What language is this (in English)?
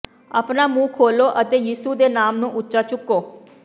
Punjabi